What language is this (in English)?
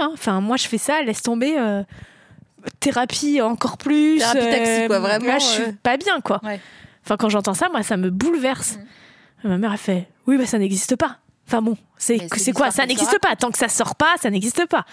French